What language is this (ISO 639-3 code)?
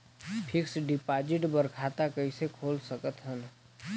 hne